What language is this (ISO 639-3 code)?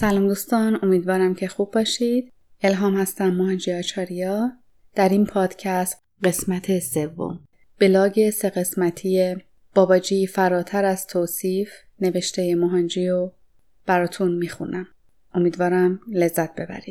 fas